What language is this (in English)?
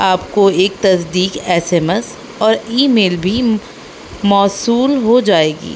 Urdu